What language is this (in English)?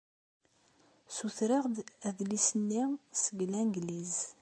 Kabyle